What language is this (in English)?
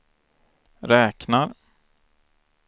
Swedish